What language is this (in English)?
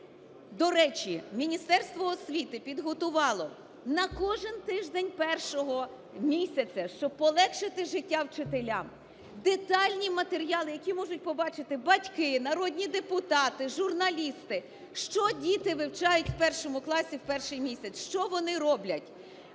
Ukrainian